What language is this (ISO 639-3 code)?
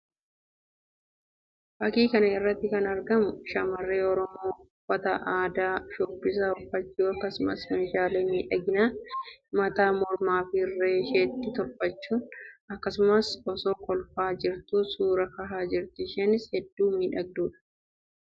orm